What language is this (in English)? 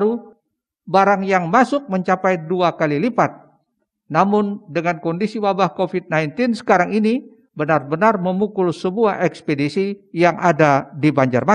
Indonesian